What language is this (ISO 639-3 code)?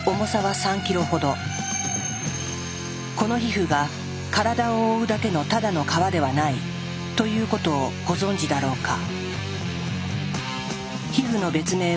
jpn